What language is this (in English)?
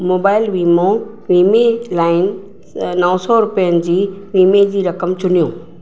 Sindhi